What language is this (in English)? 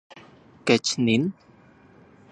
Central Puebla Nahuatl